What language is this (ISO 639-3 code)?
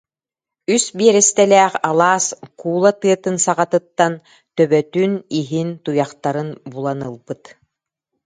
sah